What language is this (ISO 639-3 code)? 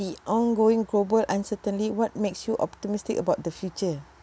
eng